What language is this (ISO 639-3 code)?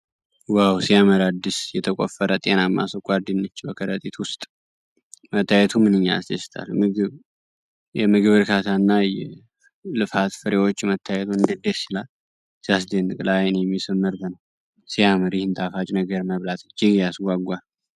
amh